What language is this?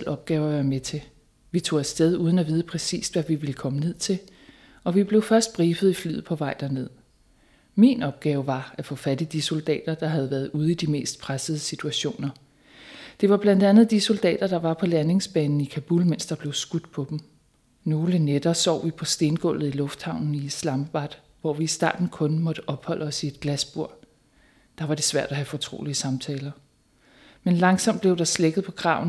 Danish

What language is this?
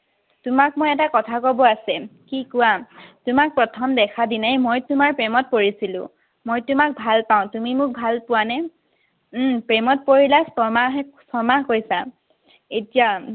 Assamese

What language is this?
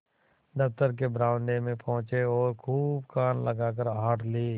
Hindi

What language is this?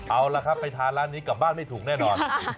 Thai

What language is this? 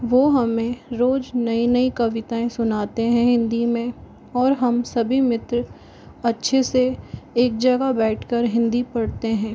Hindi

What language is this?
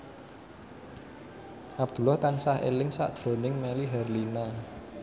Javanese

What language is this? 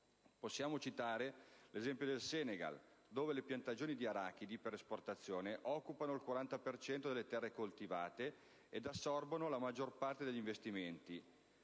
Italian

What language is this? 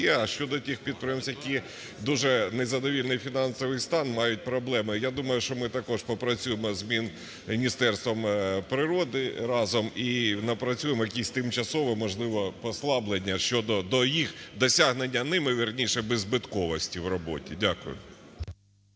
Ukrainian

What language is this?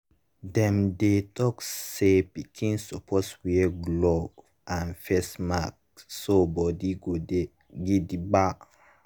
Nigerian Pidgin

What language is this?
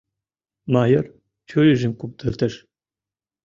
Mari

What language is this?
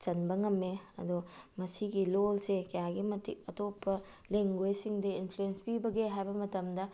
Manipuri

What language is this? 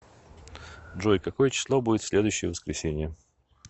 Russian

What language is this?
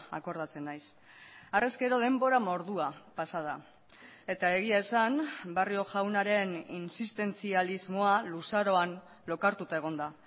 Basque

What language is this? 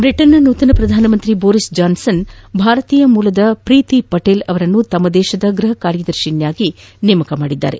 Kannada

